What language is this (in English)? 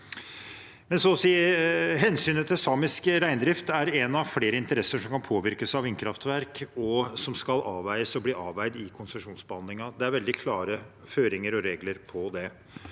Norwegian